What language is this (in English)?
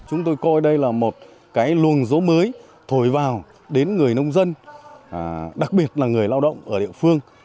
Vietnamese